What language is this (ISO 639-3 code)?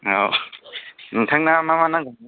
brx